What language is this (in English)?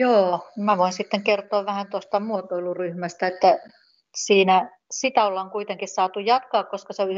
Finnish